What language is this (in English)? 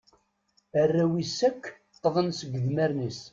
Kabyle